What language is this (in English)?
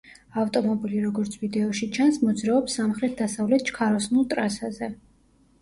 Georgian